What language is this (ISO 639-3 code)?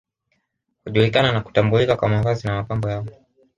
swa